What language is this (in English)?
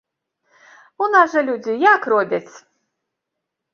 Belarusian